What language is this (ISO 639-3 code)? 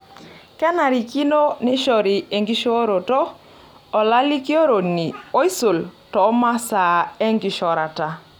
mas